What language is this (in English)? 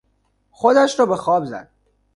Persian